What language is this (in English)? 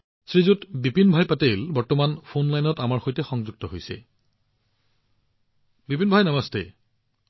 Assamese